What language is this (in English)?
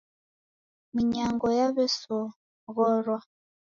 Taita